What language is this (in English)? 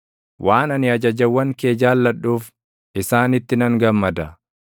Oromo